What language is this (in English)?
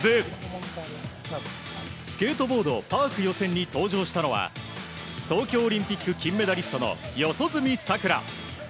Japanese